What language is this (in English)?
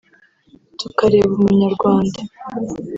Kinyarwanda